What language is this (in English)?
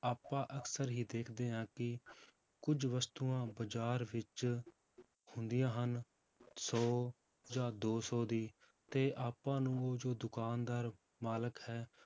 Punjabi